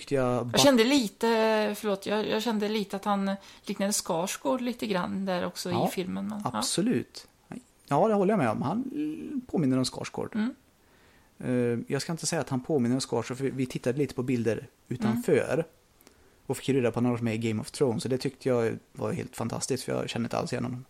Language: Swedish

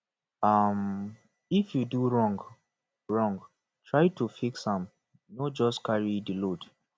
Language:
Nigerian Pidgin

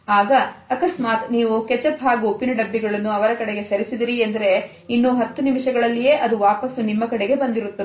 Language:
Kannada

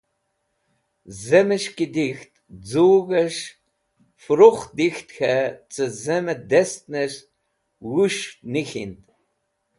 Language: Wakhi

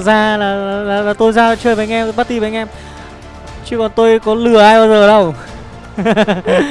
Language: Vietnamese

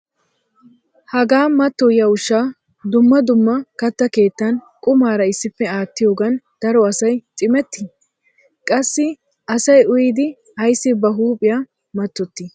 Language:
Wolaytta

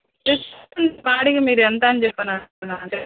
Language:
Telugu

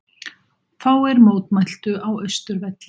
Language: Icelandic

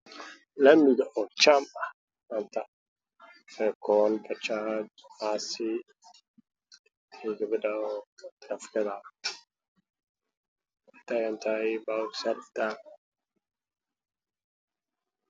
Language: Somali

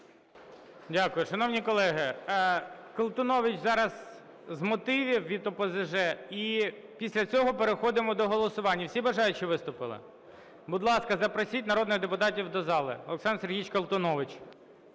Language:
Ukrainian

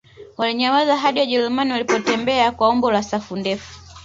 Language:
Swahili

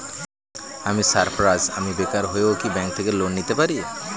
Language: Bangla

